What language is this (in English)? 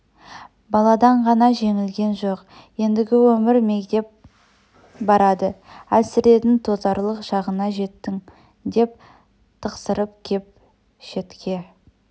Kazakh